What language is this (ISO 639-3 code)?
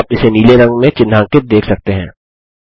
hin